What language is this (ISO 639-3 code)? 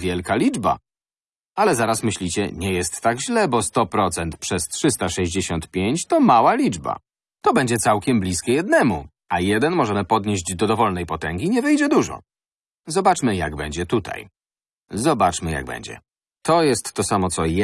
pol